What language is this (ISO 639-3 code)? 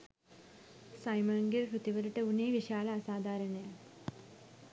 sin